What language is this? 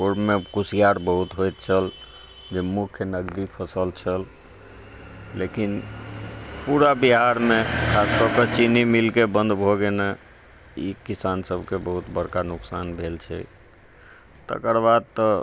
Maithili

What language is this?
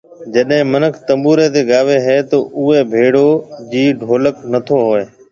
Marwari (Pakistan)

